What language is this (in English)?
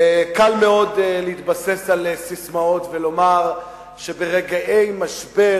Hebrew